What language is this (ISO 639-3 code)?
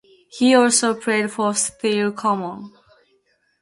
eng